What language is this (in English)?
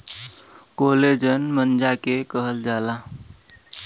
Bhojpuri